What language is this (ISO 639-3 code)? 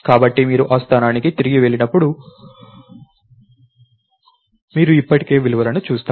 tel